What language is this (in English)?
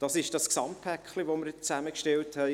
Swiss German